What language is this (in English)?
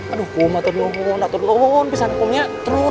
Indonesian